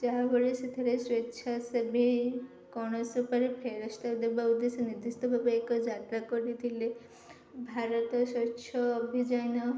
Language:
Odia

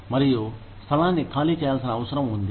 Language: Telugu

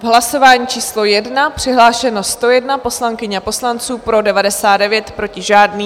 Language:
Czech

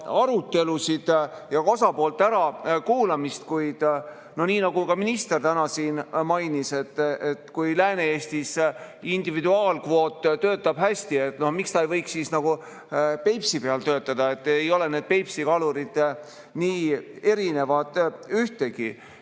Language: Estonian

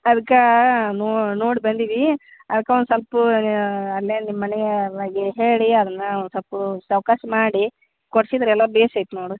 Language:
Kannada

